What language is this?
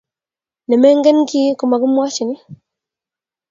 Kalenjin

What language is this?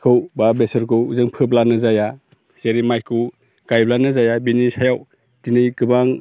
Bodo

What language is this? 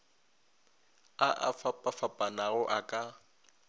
Northern Sotho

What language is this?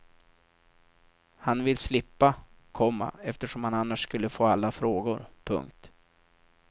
Swedish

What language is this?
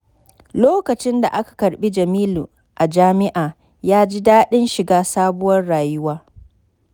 Hausa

